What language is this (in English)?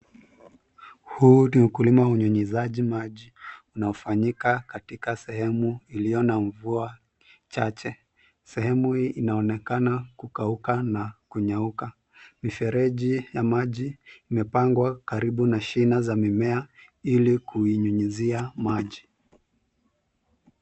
Swahili